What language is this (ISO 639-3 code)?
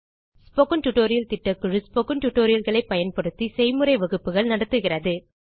tam